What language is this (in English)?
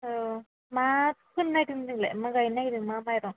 Bodo